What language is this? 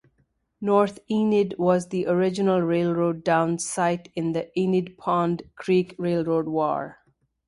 English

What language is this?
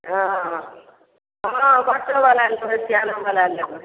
Maithili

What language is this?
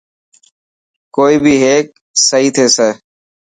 Dhatki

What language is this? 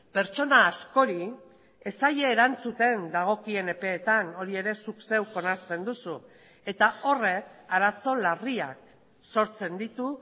Basque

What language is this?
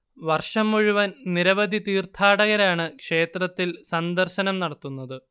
Malayalam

